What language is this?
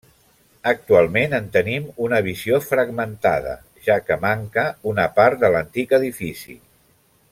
Catalan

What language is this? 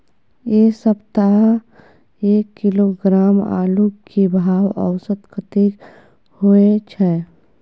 Maithili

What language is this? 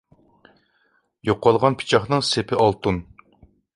Uyghur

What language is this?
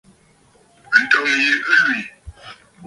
Bafut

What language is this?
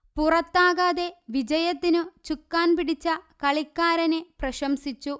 Malayalam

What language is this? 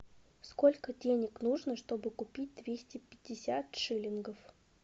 Russian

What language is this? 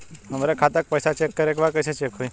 Bhojpuri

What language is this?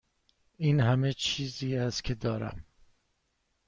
Persian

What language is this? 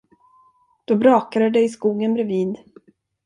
Swedish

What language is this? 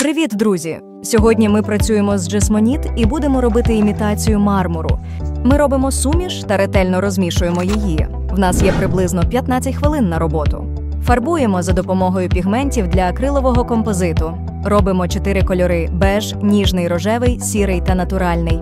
Ukrainian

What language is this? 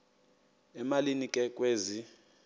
Xhosa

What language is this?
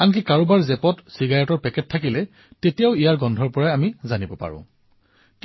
Assamese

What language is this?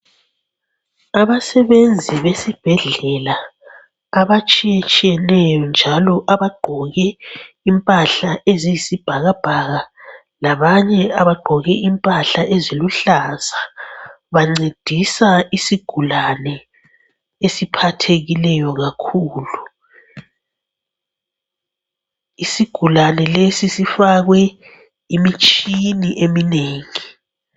North Ndebele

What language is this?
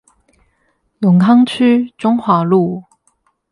Chinese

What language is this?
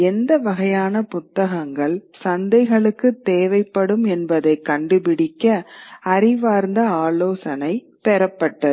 Tamil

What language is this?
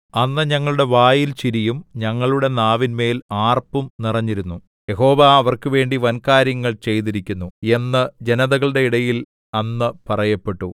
Malayalam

